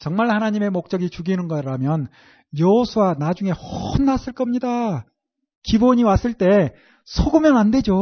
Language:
Korean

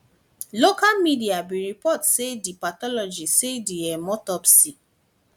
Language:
Nigerian Pidgin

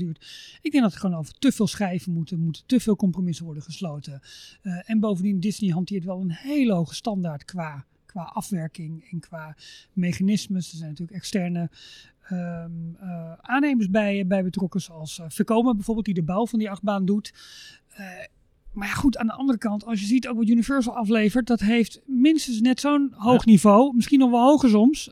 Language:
Dutch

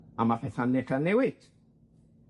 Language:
Welsh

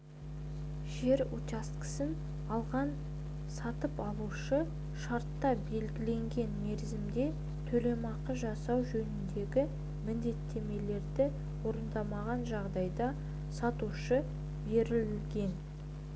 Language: Kazakh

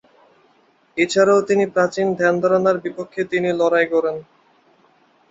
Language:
Bangla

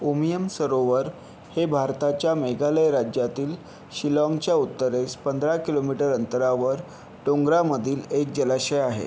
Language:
Marathi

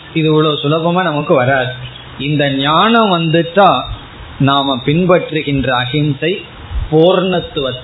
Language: Tamil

